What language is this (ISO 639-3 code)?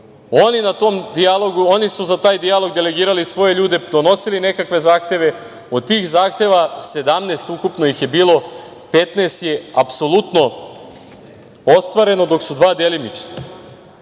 srp